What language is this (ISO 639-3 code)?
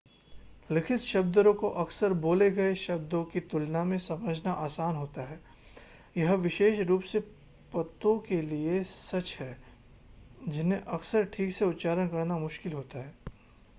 hin